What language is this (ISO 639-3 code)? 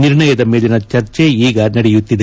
kan